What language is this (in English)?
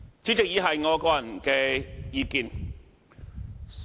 Cantonese